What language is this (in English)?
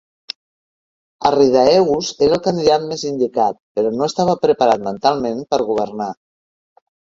Catalan